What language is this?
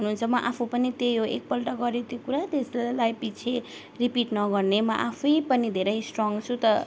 Nepali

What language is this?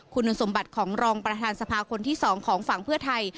Thai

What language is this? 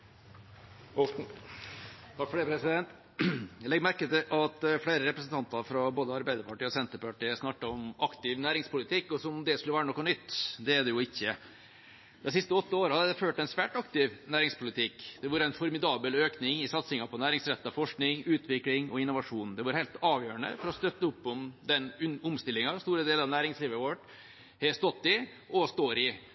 Norwegian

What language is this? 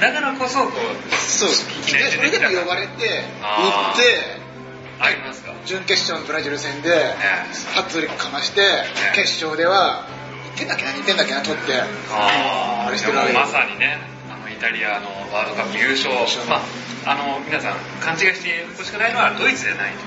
Japanese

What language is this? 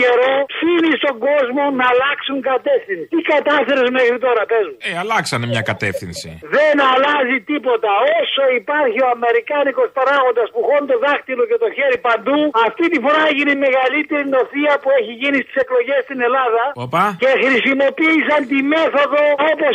Greek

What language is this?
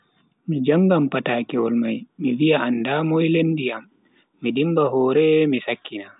Bagirmi Fulfulde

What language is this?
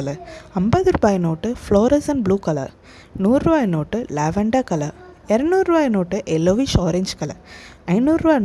Tamil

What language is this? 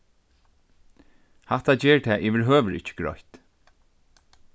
Faroese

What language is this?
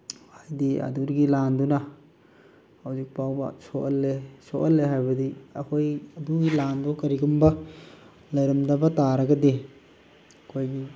Manipuri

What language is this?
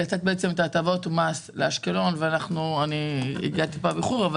Hebrew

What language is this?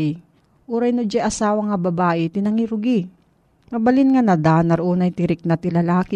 Filipino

